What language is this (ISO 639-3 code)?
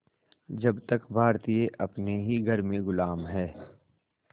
hin